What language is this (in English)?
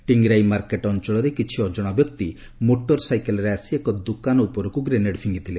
Odia